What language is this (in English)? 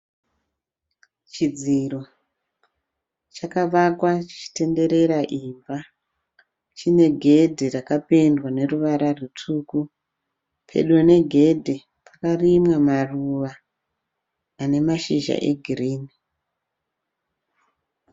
Shona